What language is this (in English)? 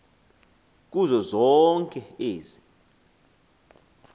Xhosa